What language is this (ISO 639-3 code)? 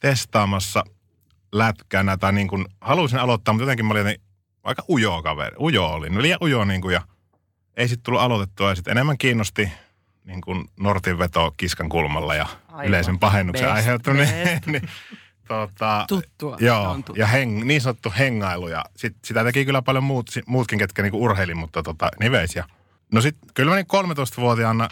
fin